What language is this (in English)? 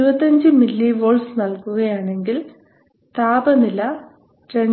Malayalam